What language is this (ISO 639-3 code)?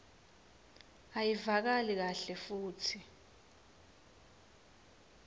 ssw